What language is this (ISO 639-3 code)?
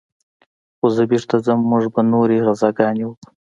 pus